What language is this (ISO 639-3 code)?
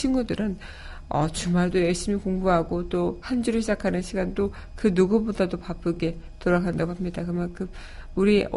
kor